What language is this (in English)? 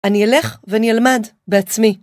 Hebrew